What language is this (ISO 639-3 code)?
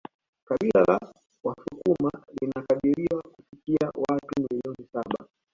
swa